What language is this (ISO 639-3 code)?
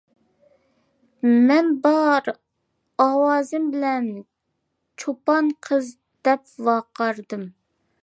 uig